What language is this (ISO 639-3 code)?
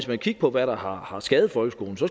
dan